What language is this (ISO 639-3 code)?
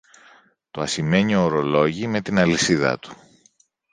ell